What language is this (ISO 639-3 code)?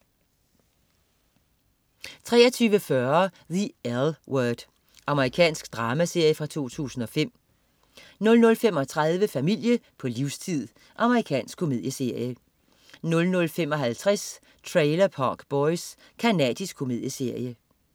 dan